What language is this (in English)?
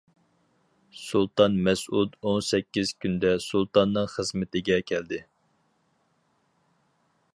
Uyghur